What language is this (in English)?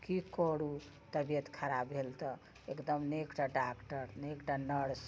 Maithili